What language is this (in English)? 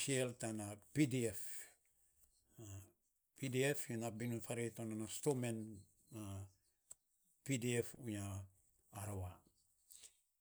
Saposa